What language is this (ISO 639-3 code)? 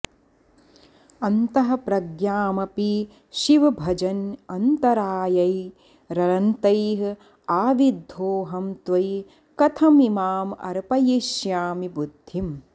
san